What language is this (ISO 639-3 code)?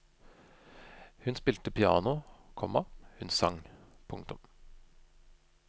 nor